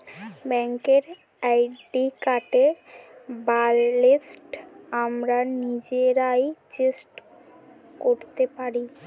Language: Bangla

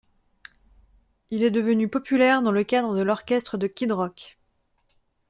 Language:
French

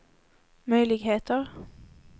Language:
Swedish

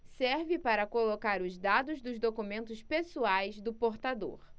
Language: Portuguese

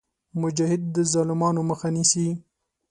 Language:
Pashto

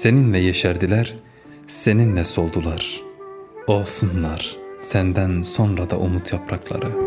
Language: Turkish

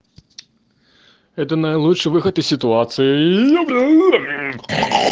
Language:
Russian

